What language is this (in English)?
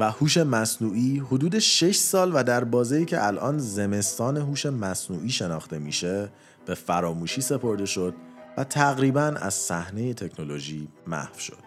Persian